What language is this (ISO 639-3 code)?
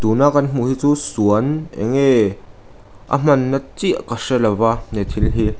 lus